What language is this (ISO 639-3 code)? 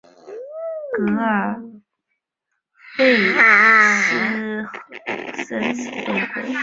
zho